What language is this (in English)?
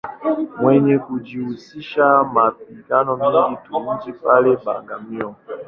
Swahili